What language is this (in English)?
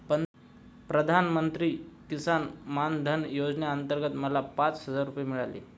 Marathi